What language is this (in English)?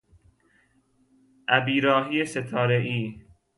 Persian